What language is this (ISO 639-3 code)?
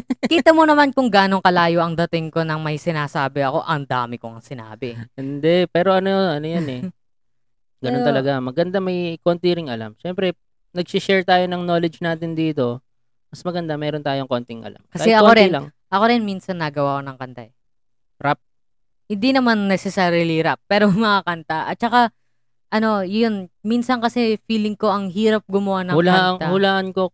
fil